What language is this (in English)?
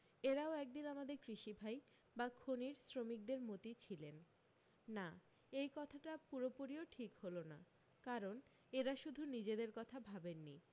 Bangla